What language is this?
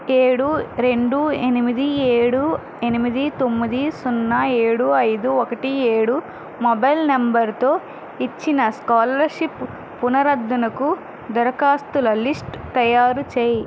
Telugu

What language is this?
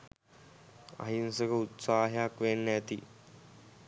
Sinhala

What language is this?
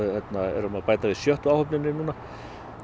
Icelandic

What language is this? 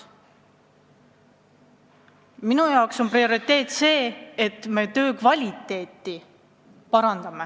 Estonian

